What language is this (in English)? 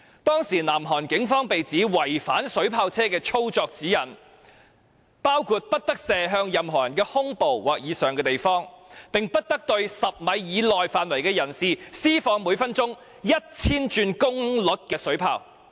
Cantonese